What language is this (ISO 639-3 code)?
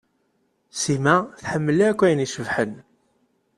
kab